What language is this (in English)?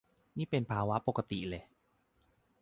Thai